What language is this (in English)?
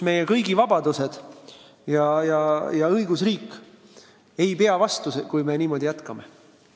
Estonian